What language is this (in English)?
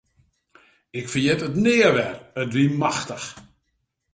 Western Frisian